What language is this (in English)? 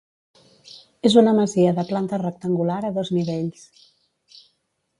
Catalan